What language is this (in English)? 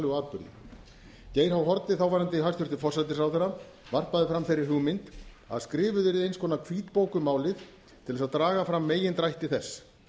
Icelandic